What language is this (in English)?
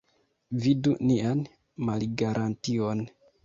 Esperanto